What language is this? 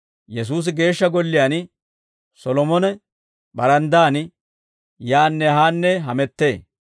Dawro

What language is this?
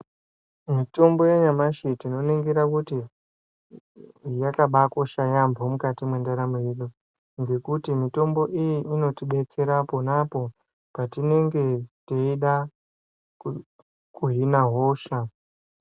Ndau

